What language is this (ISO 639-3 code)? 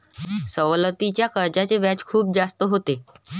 mar